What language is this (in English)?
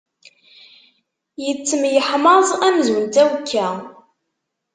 Kabyle